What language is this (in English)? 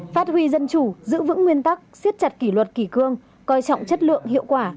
Vietnamese